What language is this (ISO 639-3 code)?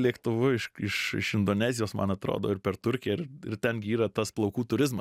lit